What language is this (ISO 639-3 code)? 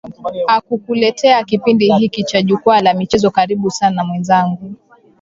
swa